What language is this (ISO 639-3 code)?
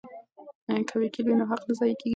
pus